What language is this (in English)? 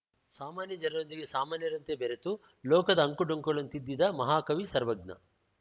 Kannada